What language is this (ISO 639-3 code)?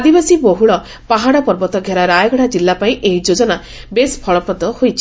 ori